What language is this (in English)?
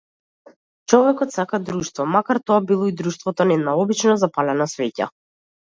Macedonian